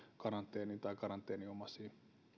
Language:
Finnish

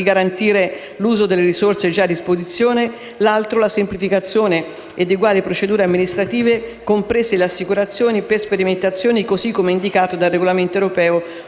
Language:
Italian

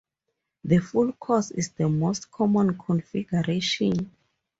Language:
English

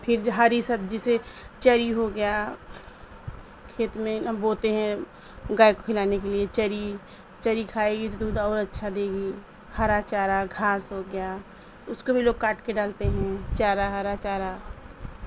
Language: Urdu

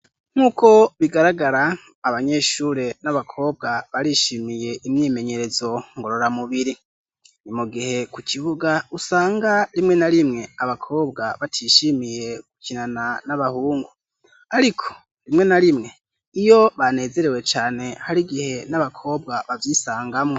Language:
Rundi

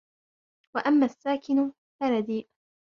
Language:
Arabic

